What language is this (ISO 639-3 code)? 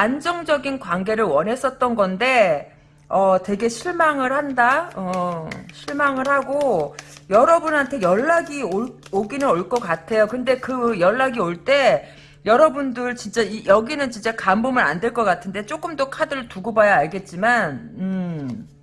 kor